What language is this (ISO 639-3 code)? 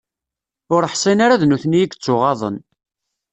kab